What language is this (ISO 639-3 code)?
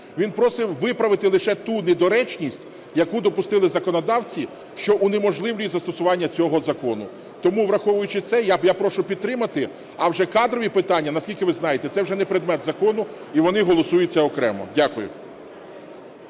ukr